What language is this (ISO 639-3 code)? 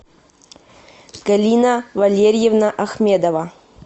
rus